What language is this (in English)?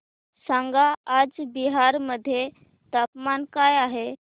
Marathi